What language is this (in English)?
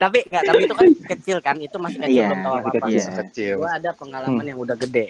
Indonesian